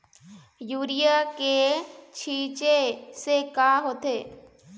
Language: Chhattisgarhi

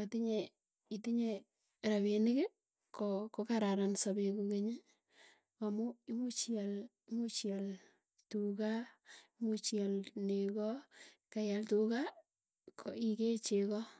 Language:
Tugen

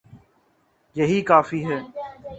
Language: Urdu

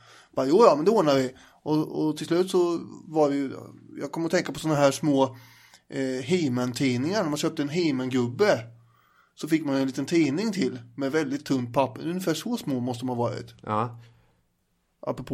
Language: Swedish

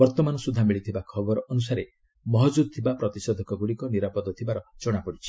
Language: Odia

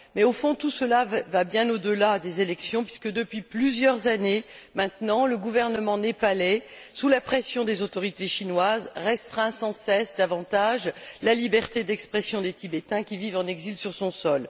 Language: French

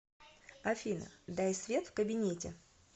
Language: Russian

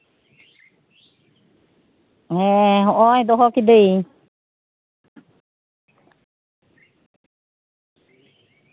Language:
Santali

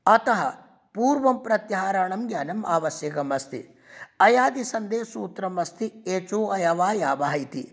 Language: Sanskrit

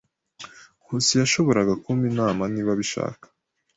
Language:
Kinyarwanda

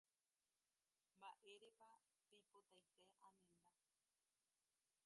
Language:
Guarani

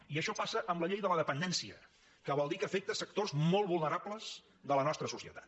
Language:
Catalan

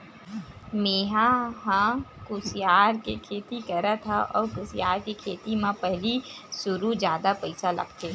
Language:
Chhattisgarhi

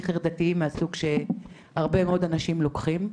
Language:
Hebrew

